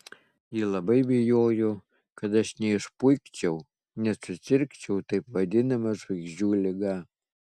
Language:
Lithuanian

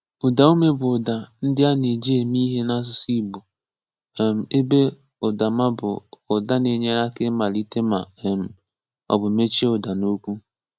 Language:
Igbo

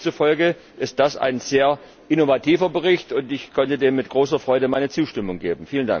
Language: German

